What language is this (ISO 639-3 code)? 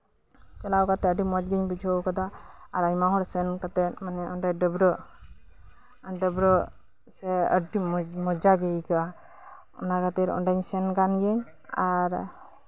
sat